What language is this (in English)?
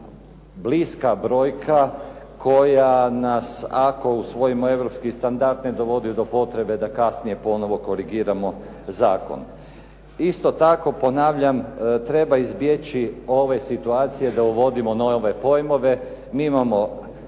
Croatian